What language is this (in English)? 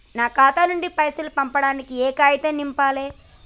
Telugu